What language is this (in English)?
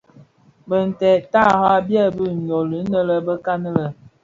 Bafia